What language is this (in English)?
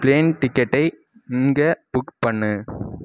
Tamil